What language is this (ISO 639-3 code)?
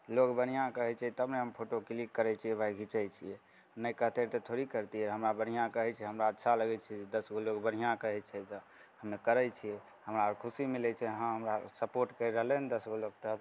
mai